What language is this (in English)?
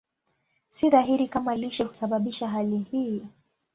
Swahili